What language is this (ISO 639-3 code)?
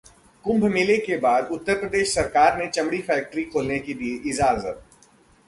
hin